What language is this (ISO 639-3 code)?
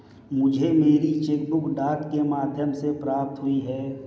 hin